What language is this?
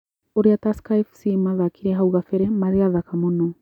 Kikuyu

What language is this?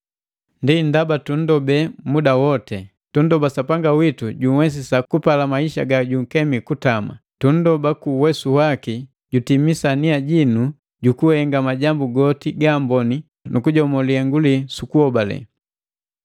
Matengo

